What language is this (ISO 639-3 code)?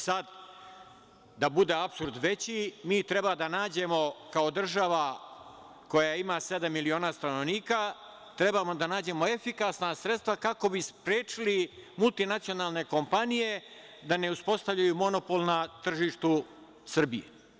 srp